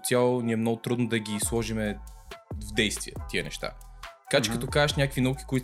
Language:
Bulgarian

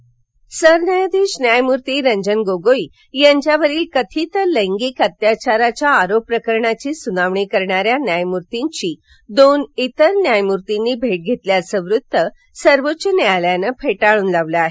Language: Marathi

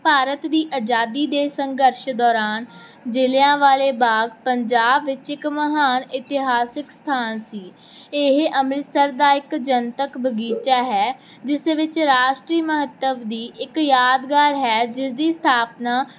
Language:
Punjabi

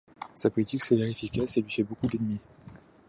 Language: French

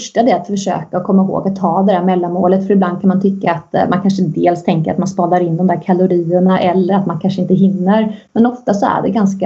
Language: Swedish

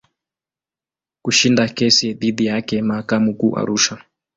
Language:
Swahili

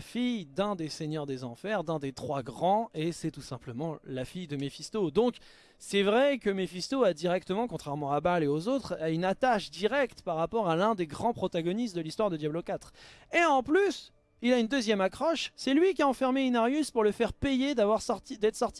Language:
French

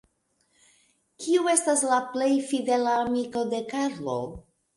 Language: Esperanto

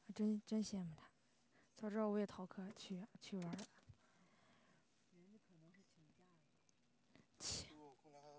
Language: Chinese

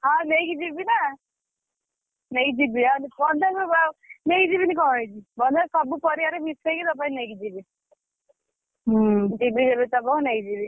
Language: Odia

